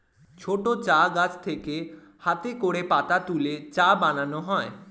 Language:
Bangla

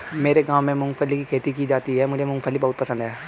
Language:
Hindi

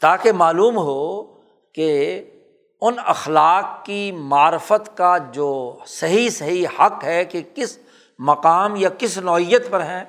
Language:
Urdu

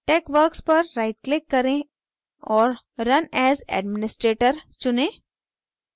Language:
Hindi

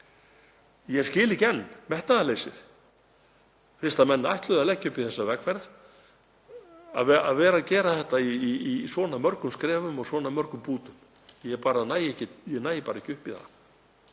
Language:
Icelandic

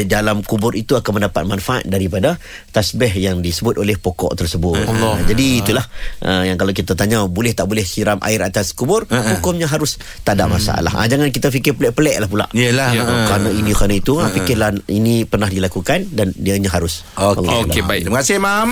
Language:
Malay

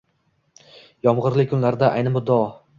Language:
Uzbek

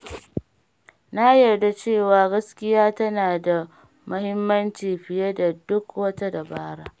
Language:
Hausa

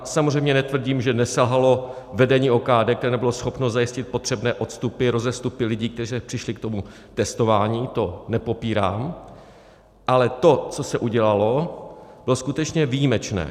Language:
Czech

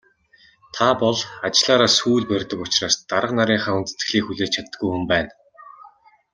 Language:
Mongolian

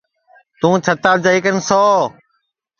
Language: Sansi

